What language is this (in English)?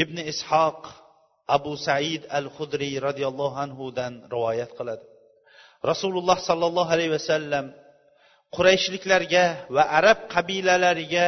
Bulgarian